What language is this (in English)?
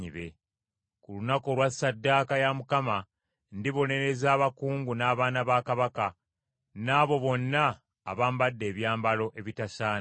Ganda